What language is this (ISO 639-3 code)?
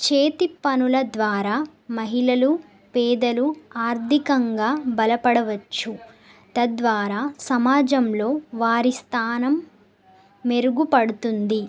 tel